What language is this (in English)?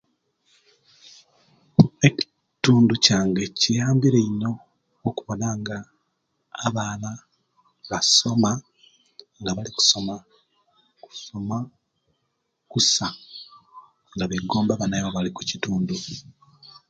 Kenyi